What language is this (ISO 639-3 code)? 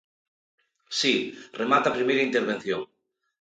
glg